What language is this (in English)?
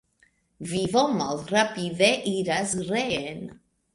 Esperanto